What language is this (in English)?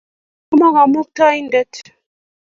Kalenjin